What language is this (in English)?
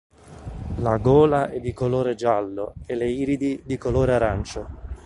Italian